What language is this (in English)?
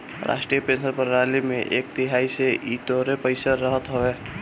Bhojpuri